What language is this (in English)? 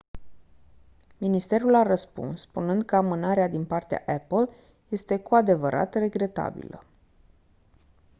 Romanian